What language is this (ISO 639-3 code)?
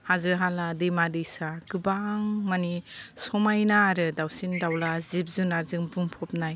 brx